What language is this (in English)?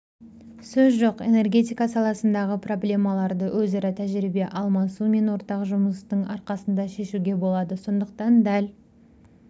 Kazakh